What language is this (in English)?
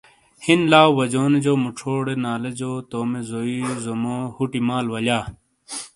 Shina